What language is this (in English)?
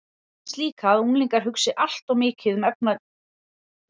Icelandic